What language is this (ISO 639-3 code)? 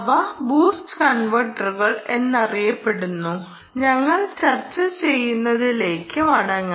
mal